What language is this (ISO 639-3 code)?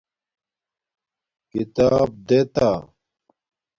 dmk